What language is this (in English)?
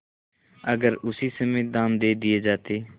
Hindi